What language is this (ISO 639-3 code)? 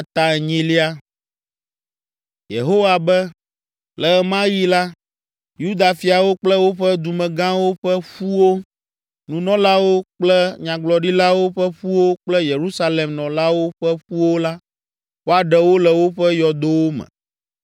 ewe